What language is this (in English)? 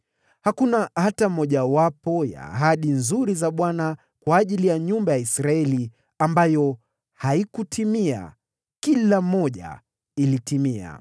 Swahili